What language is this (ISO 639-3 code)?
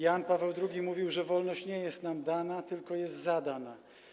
pol